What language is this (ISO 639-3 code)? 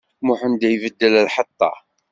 kab